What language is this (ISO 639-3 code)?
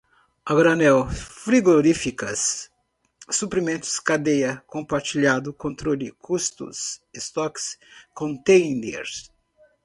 por